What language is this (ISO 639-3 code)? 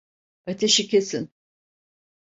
tur